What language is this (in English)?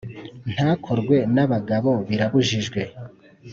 Kinyarwanda